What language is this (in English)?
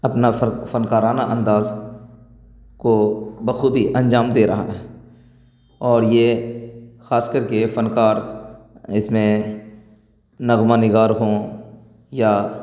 Urdu